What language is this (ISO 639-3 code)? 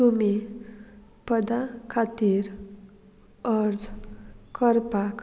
kok